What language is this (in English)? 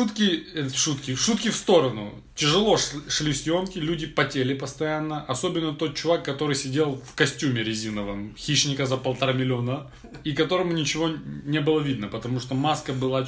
Russian